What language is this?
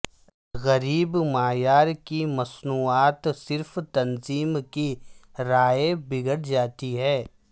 Urdu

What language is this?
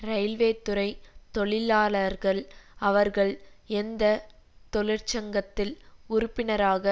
Tamil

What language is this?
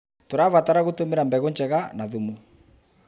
Kikuyu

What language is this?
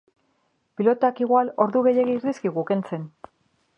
Basque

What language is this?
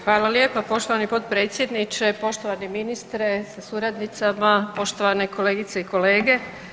Croatian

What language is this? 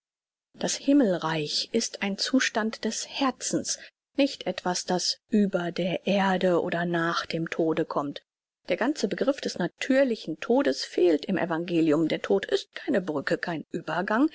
German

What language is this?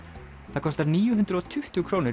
Icelandic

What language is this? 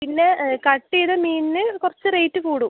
Malayalam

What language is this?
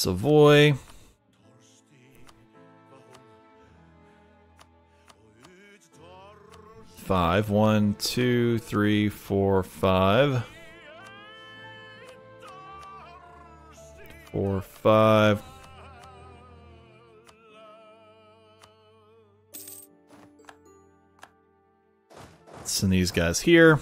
English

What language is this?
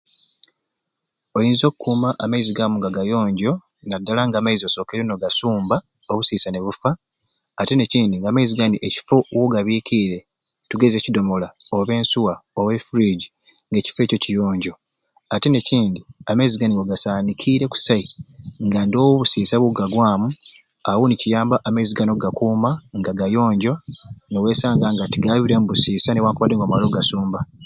Ruuli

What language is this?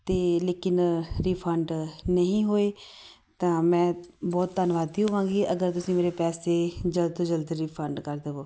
Punjabi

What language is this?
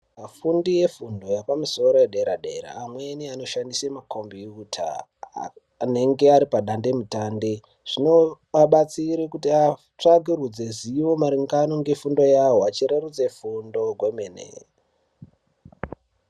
Ndau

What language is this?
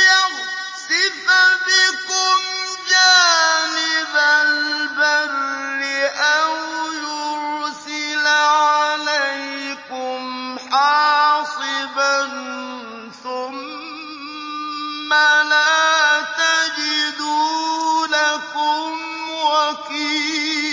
Arabic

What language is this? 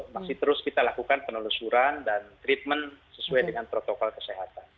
Indonesian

